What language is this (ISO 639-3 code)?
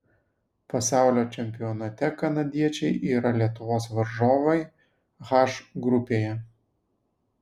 lit